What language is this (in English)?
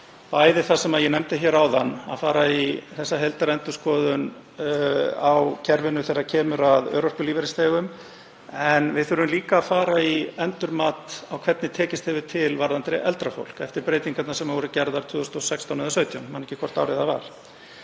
Icelandic